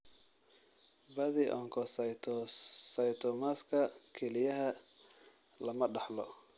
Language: Somali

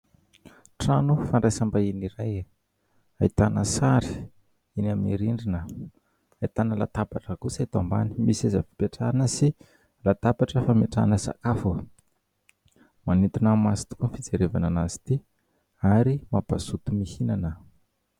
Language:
Malagasy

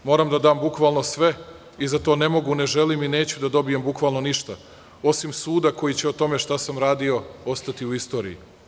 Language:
Serbian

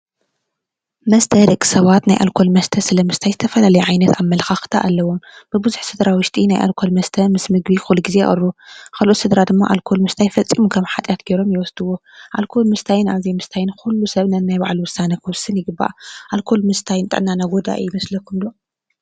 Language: Tigrinya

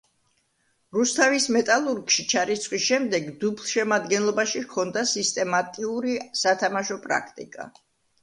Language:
Georgian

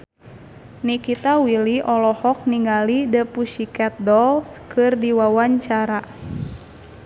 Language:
Sundanese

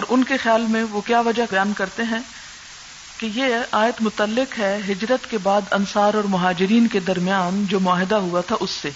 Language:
Urdu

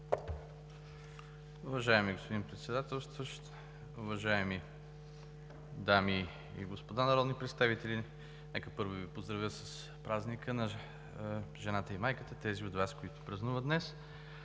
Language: Bulgarian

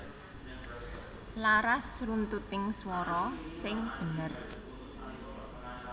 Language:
Javanese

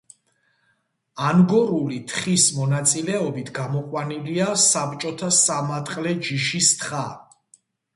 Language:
Georgian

